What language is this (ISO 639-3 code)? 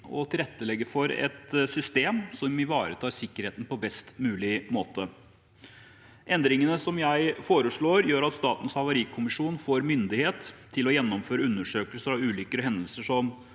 nor